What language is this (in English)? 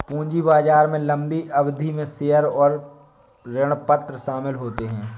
Hindi